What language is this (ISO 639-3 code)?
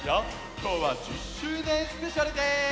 jpn